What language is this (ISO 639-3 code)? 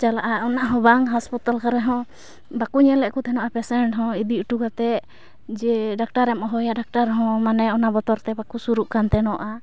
sat